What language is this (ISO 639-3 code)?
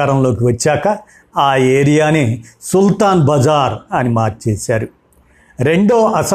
tel